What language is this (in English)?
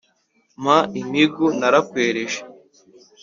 Kinyarwanda